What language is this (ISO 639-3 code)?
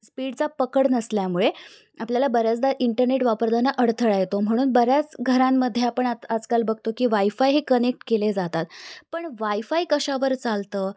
mar